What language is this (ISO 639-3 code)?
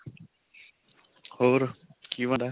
pan